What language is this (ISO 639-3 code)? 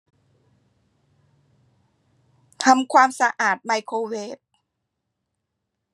tha